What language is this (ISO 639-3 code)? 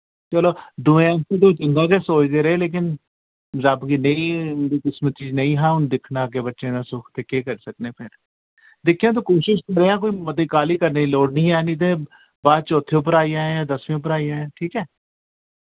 doi